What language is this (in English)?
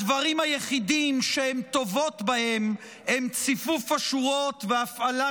Hebrew